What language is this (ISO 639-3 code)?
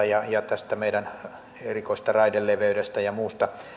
fin